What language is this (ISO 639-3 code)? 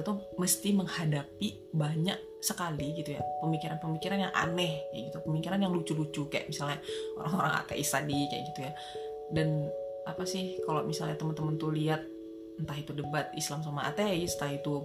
ind